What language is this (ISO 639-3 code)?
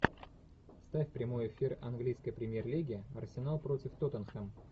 rus